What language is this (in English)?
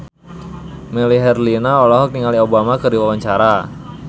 Sundanese